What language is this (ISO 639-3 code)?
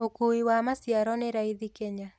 kik